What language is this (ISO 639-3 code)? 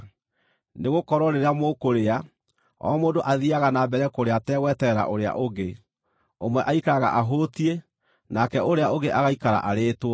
kik